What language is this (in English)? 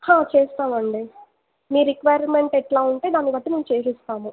Telugu